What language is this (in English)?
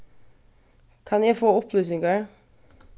Faroese